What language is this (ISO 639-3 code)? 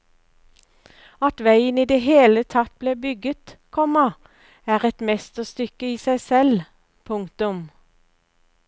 nor